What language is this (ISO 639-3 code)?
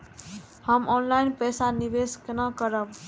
mai